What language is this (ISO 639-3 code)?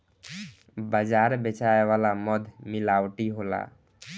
bho